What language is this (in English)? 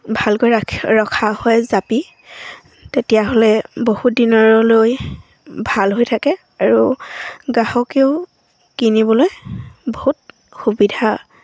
Assamese